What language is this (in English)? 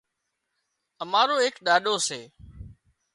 Wadiyara Koli